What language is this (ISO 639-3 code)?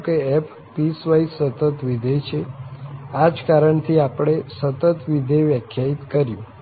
guj